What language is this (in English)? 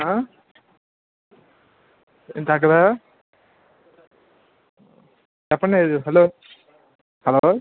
Telugu